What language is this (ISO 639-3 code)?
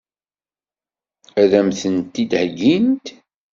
kab